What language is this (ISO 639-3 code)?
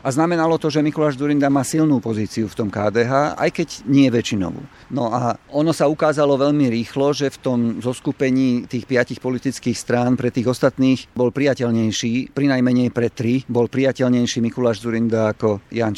slk